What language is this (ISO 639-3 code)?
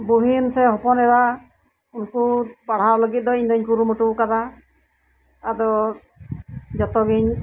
sat